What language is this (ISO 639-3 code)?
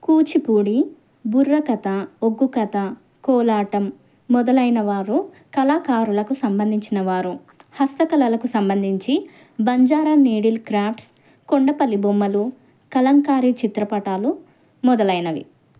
tel